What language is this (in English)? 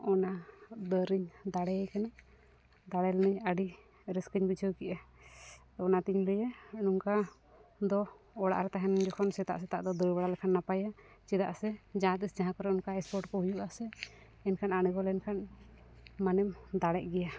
Santali